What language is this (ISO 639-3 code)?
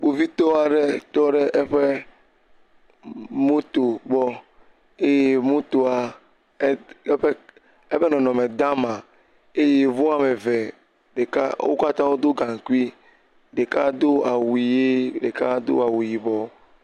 ewe